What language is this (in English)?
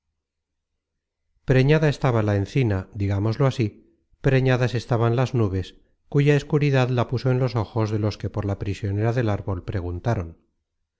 Spanish